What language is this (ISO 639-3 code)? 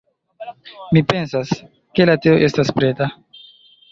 epo